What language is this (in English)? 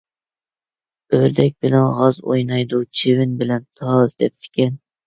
Uyghur